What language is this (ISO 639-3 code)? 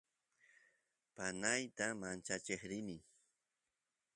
qus